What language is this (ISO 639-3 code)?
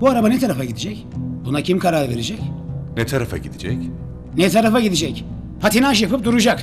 tur